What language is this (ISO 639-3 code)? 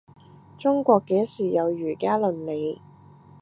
yue